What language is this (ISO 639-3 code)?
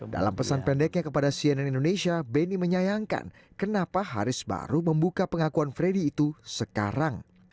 ind